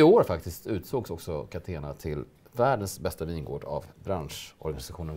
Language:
Swedish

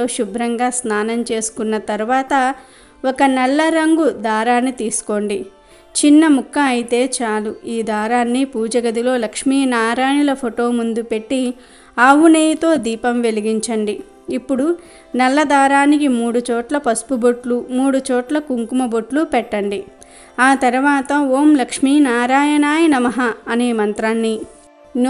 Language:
Telugu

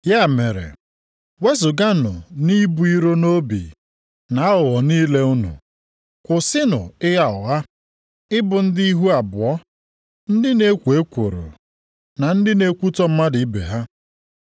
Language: Igbo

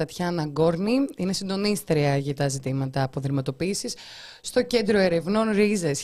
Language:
Greek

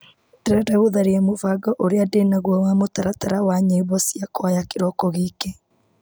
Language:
Kikuyu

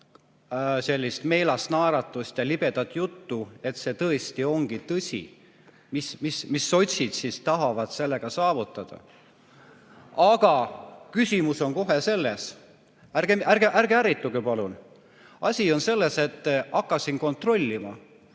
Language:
Estonian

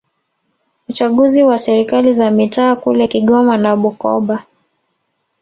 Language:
Swahili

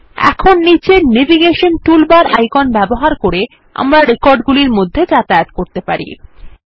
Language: Bangla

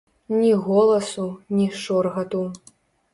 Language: Belarusian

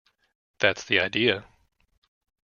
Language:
English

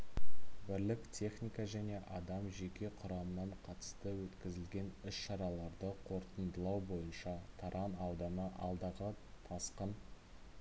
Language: Kazakh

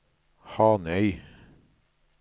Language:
Norwegian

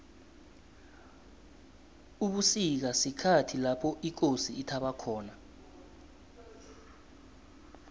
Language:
South Ndebele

